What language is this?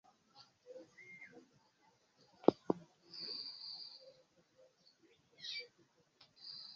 Ganda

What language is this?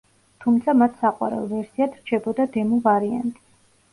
Georgian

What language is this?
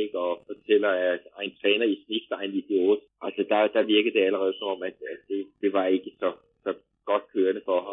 Danish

